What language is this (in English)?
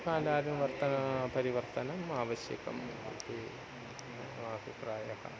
Sanskrit